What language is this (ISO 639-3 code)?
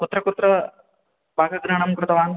san